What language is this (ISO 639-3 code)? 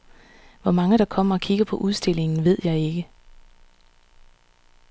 dan